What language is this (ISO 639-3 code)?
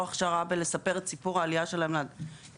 heb